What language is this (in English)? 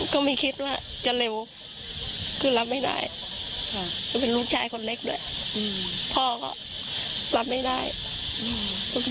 Thai